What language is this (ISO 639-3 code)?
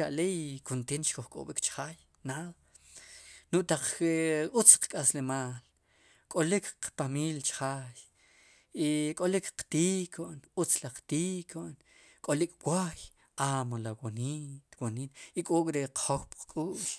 qum